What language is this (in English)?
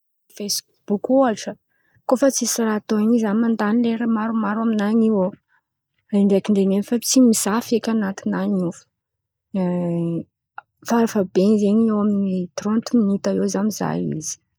Antankarana Malagasy